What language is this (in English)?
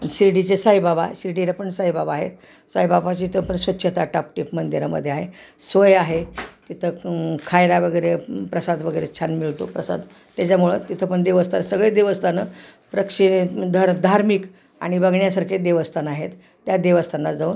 Marathi